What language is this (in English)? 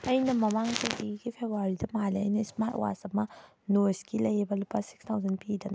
Manipuri